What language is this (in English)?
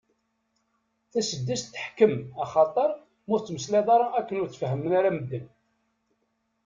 Kabyle